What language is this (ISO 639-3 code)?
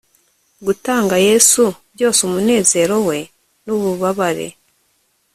kin